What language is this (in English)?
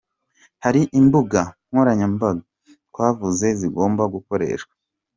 Kinyarwanda